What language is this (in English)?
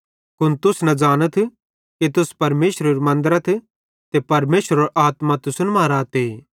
Bhadrawahi